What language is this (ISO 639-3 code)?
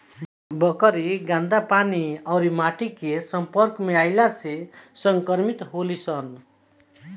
bho